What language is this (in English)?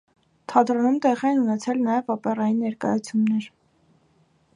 Armenian